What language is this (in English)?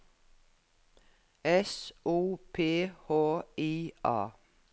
Norwegian